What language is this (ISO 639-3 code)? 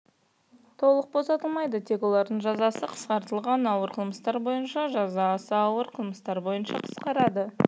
kaz